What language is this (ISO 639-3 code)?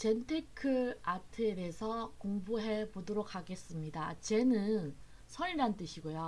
kor